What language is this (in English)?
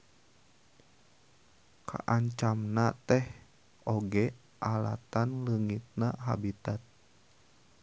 Sundanese